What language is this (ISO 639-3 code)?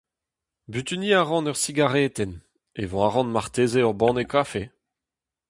bre